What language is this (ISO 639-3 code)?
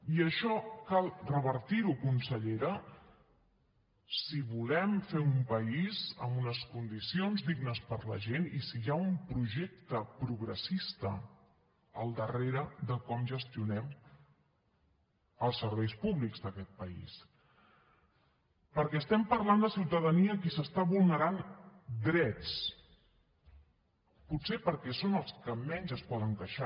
cat